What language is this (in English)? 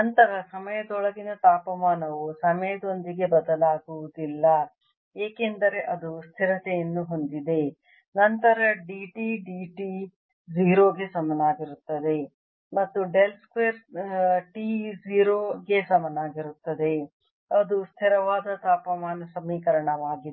Kannada